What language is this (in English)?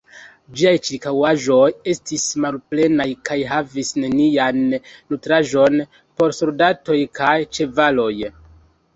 Esperanto